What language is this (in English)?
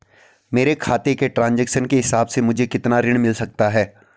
Hindi